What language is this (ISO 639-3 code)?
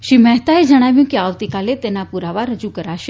guj